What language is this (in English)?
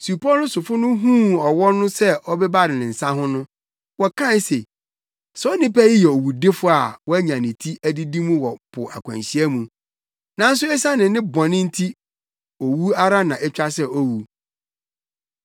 Akan